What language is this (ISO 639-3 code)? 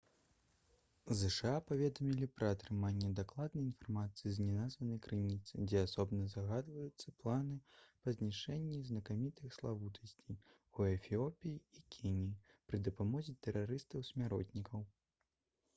bel